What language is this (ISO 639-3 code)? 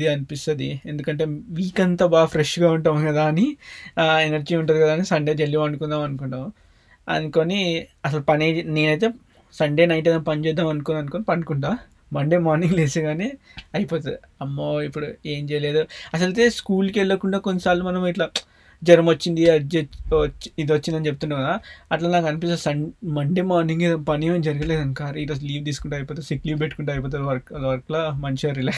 tel